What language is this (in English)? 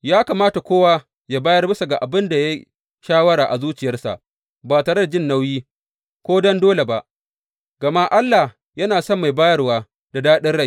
Hausa